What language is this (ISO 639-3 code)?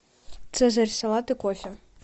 rus